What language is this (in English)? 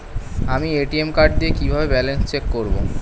Bangla